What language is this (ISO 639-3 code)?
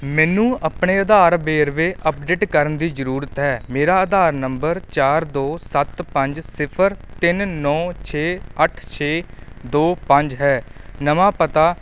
pan